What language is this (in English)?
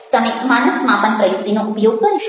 Gujarati